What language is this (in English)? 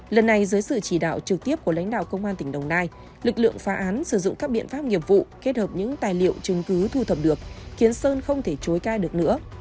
Vietnamese